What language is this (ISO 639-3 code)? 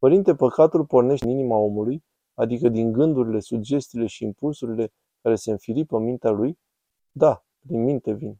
ron